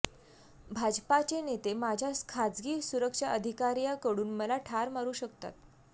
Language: Marathi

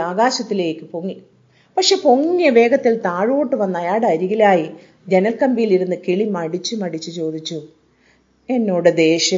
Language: Malayalam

